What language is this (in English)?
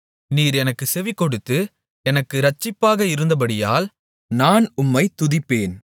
Tamil